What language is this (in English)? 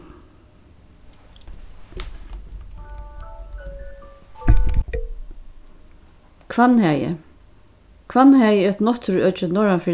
Faroese